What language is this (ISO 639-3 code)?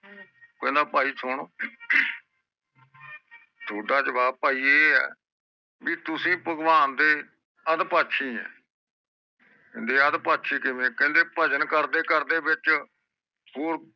pan